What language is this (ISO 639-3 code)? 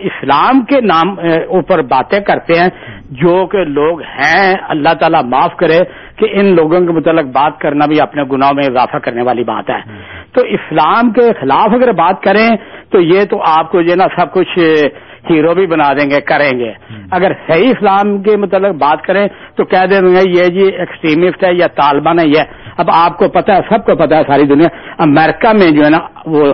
urd